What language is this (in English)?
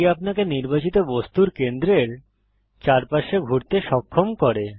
Bangla